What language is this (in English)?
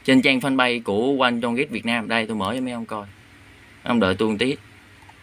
Vietnamese